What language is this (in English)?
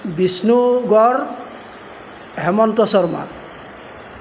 Assamese